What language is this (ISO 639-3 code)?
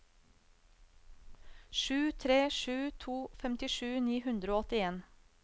nor